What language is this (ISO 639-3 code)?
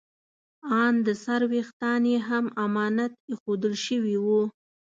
pus